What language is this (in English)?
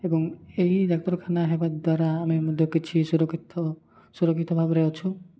Odia